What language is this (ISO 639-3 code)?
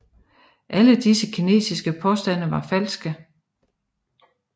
dan